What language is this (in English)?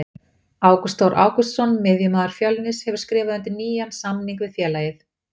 Icelandic